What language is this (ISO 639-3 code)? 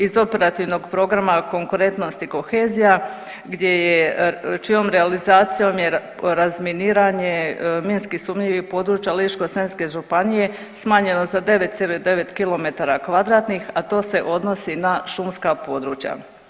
hrv